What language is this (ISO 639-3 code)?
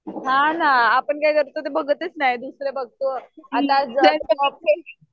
mar